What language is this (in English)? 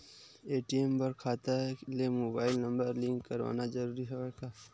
Chhattisgarhi